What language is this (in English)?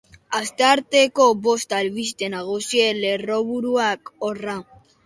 Basque